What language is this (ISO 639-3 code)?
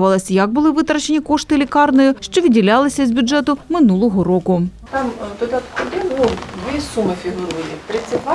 ukr